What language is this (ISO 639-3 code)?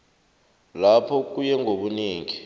nbl